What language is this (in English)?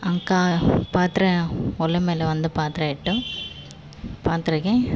Kannada